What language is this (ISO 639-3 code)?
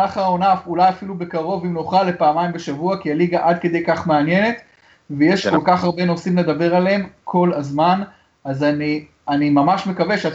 heb